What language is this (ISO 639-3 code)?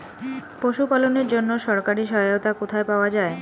ben